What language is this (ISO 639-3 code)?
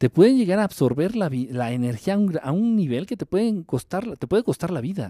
spa